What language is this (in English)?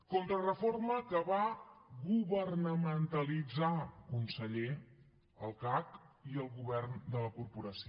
Catalan